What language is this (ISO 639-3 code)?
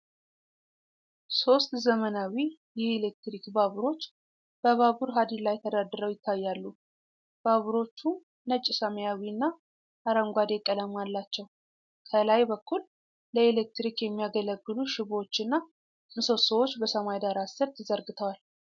amh